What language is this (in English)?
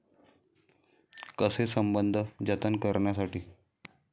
Marathi